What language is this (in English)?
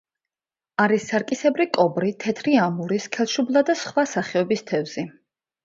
Georgian